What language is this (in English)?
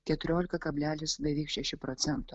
Lithuanian